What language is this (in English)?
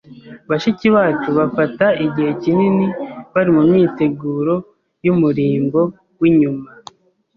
Kinyarwanda